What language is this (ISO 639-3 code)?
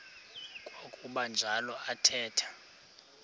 xho